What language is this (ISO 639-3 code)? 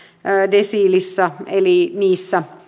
fin